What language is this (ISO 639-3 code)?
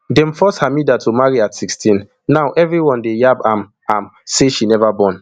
pcm